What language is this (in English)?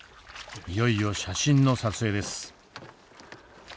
Japanese